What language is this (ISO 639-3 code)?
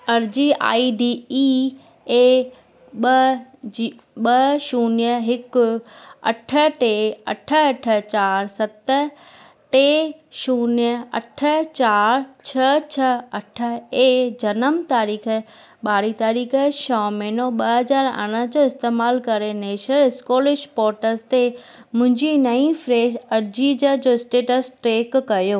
snd